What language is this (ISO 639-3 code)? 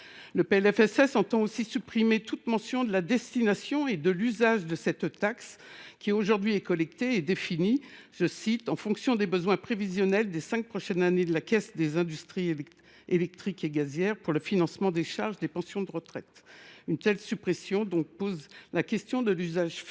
fra